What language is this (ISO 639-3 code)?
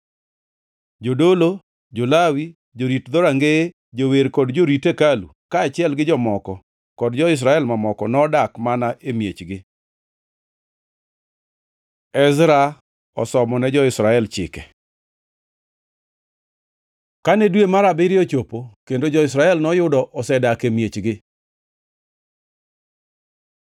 luo